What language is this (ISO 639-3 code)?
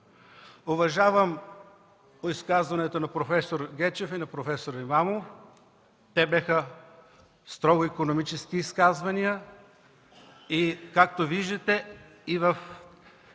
bul